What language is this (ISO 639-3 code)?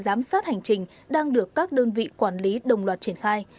vie